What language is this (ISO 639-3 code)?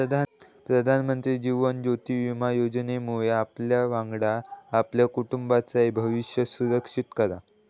mar